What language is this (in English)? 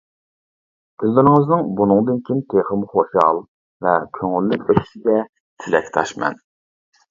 Uyghur